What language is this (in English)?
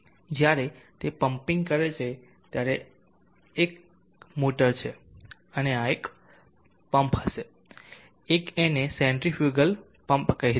Gujarati